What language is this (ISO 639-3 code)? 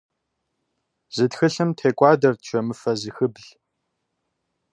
kbd